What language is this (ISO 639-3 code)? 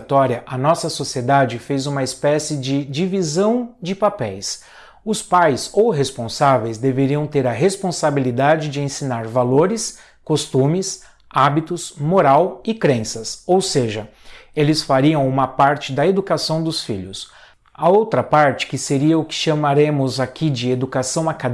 por